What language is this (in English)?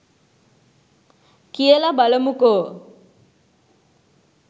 Sinhala